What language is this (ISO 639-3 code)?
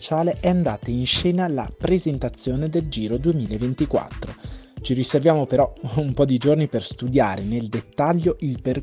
ita